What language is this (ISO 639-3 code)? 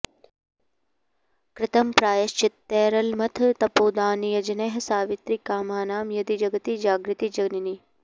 san